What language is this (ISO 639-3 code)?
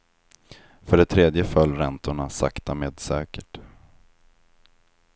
swe